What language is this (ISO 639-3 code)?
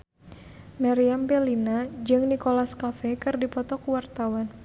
sun